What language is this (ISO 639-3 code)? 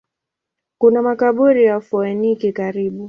swa